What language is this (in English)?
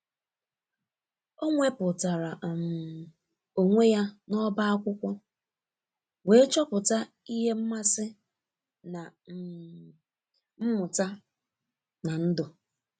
Igbo